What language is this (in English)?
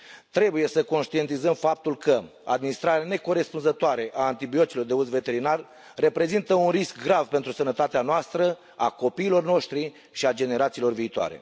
Romanian